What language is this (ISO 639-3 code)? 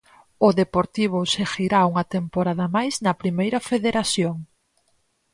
glg